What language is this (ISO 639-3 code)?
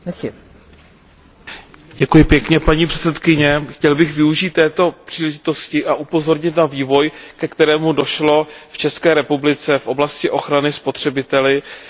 ces